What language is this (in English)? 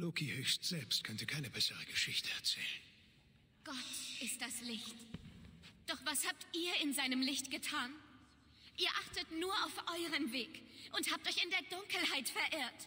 German